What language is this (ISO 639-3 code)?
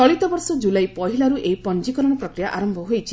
ori